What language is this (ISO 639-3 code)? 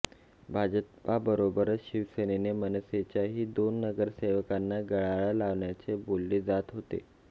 mar